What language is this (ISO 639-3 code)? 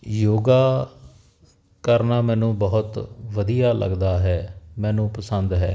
pan